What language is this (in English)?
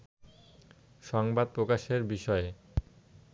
Bangla